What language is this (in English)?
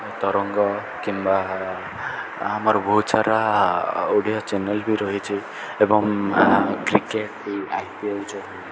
Odia